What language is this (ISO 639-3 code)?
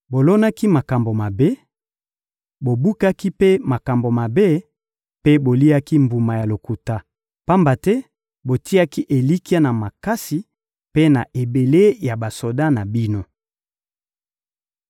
lin